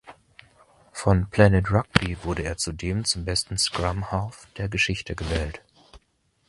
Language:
German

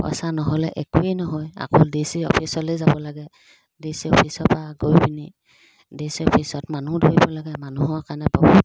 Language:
Assamese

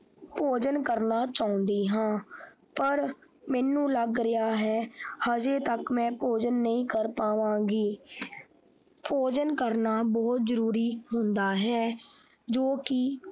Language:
Punjabi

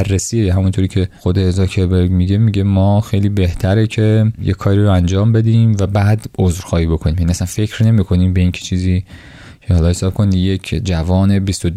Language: Persian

